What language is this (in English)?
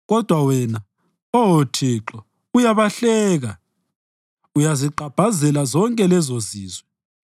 North Ndebele